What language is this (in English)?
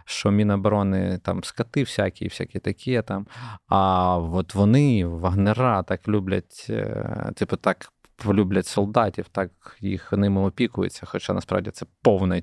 Ukrainian